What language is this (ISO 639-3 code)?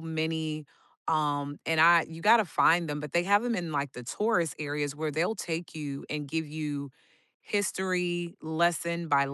eng